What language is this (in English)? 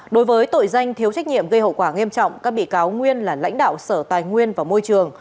Vietnamese